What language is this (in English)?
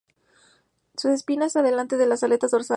Spanish